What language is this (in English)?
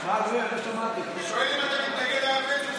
Hebrew